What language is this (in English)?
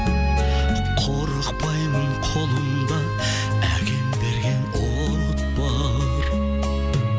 Kazakh